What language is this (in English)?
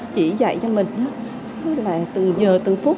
Vietnamese